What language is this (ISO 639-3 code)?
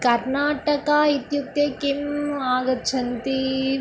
san